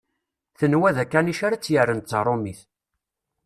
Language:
Kabyle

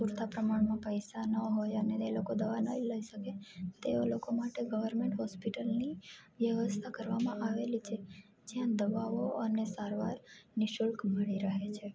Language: Gujarati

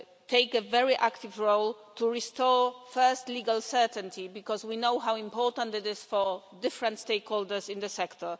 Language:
English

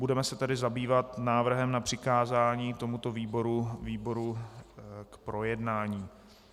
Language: Czech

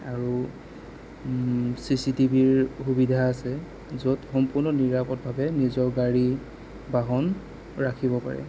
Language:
Assamese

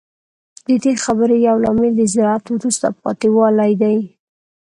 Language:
Pashto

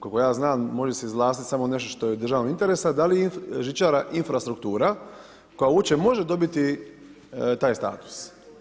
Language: Croatian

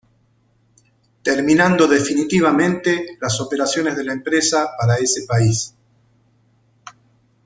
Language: Spanish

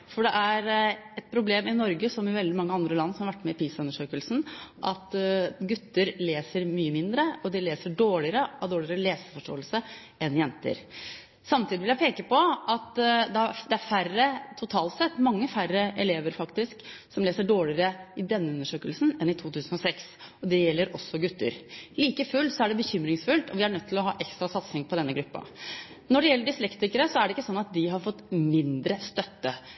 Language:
Norwegian Bokmål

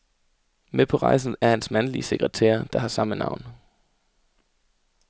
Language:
Danish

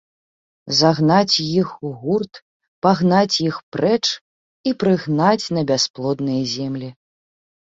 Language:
Belarusian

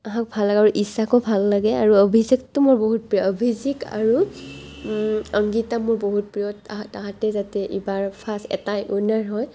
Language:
Assamese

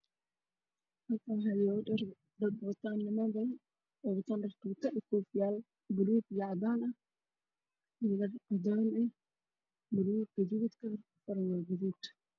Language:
Somali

